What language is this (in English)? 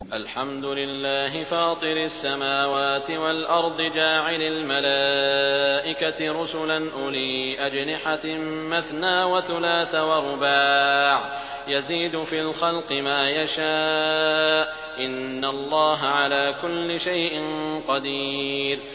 Arabic